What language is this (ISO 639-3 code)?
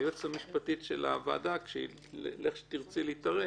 heb